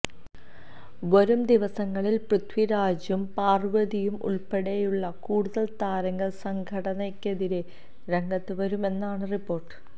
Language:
Malayalam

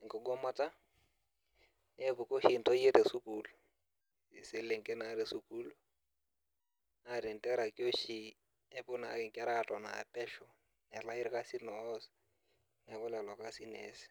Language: Masai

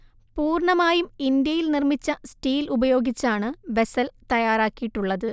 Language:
Malayalam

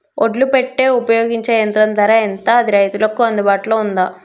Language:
Telugu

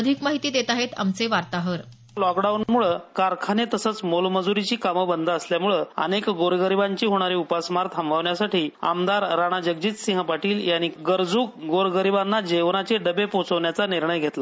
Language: Marathi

